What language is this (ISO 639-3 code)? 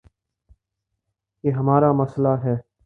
urd